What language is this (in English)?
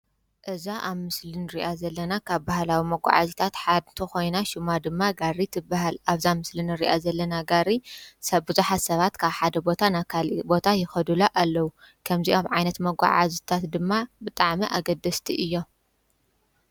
Tigrinya